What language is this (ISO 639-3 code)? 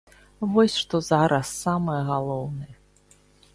bel